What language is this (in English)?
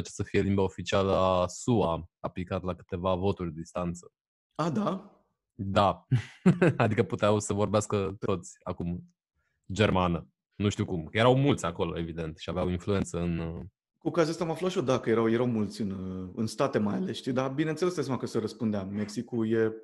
Romanian